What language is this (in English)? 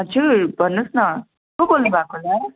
Nepali